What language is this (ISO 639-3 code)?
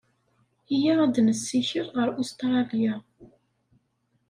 kab